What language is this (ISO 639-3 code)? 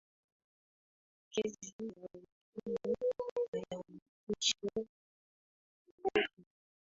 swa